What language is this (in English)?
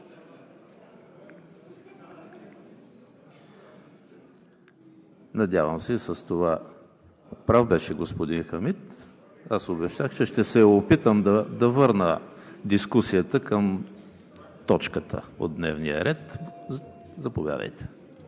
Bulgarian